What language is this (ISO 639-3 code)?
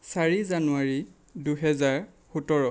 asm